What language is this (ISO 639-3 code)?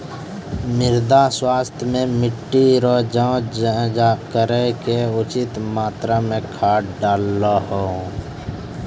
mai